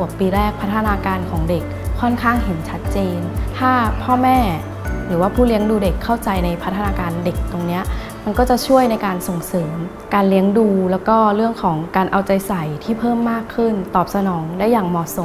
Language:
Thai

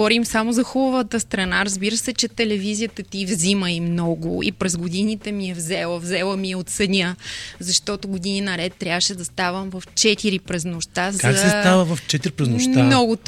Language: Bulgarian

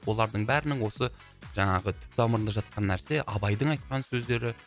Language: Kazakh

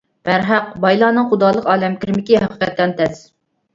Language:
Uyghur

